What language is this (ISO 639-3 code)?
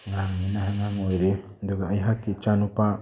mni